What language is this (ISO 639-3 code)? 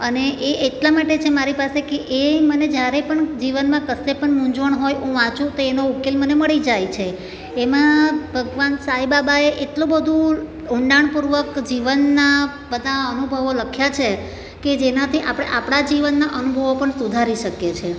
guj